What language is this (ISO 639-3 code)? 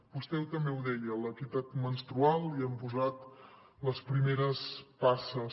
cat